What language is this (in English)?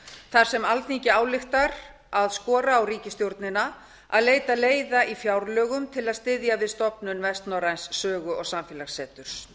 Icelandic